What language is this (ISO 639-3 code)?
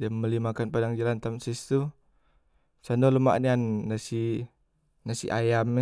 mui